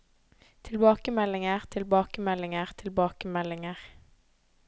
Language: Norwegian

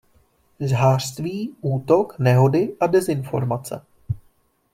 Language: Czech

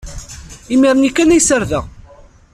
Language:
Kabyle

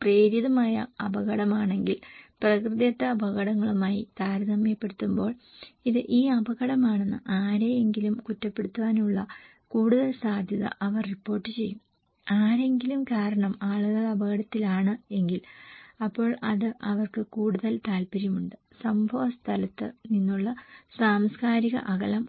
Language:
Malayalam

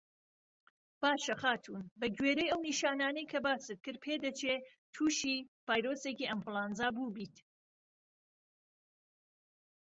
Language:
Central Kurdish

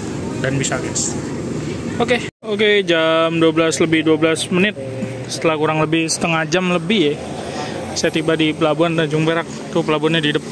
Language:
Indonesian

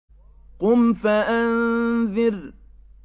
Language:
Arabic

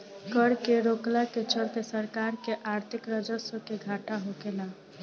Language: Bhojpuri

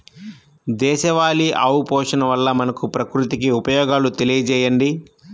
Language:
Telugu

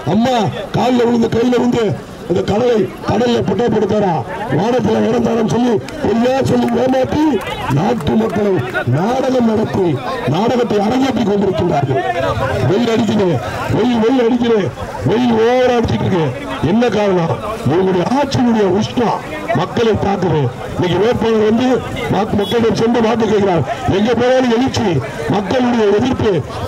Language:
Tamil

